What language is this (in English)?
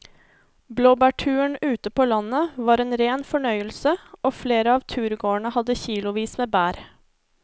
Norwegian